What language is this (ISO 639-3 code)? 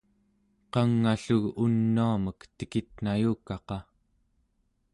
esu